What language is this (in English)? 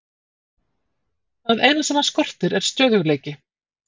Icelandic